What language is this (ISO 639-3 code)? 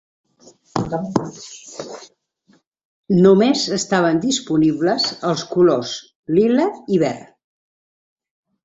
cat